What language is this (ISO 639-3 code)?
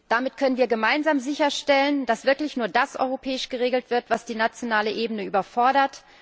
deu